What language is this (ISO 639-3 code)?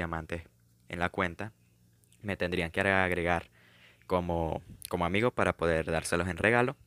spa